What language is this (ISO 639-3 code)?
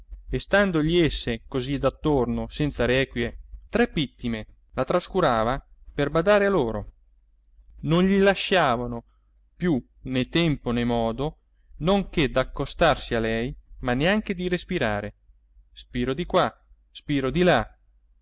ita